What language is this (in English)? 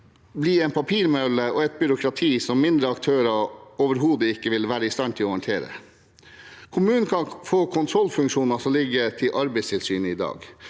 Norwegian